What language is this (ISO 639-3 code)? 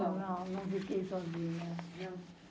por